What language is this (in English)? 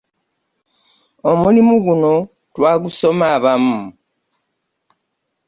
Ganda